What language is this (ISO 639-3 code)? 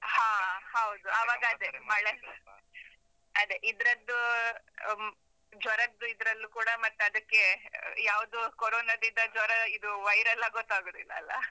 kan